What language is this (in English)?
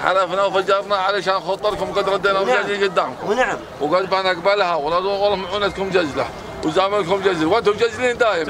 Arabic